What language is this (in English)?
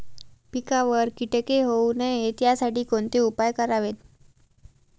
Marathi